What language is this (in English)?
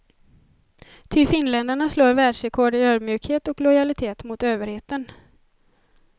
Swedish